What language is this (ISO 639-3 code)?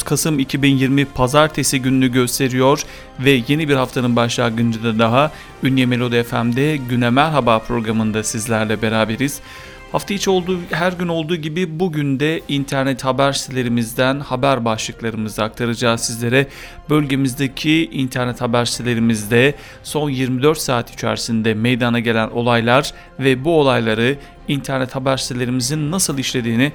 tur